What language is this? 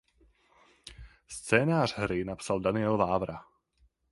Czech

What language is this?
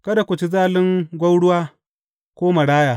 Hausa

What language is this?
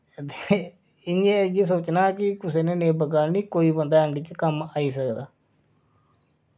Dogri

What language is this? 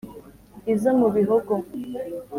Kinyarwanda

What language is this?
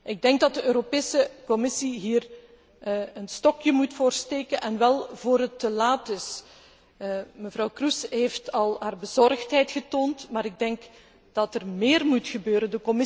Dutch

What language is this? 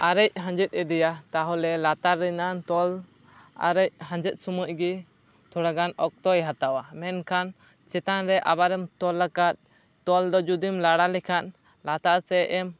Santali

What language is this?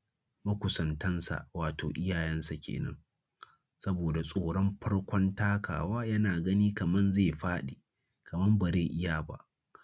Hausa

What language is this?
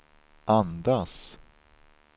Swedish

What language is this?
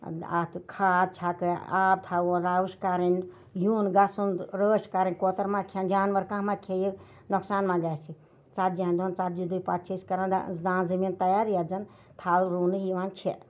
Kashmiri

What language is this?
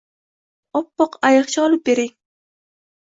Uzbek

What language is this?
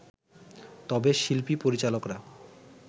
Bangla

